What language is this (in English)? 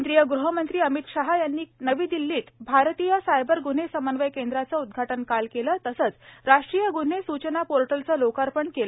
Marathi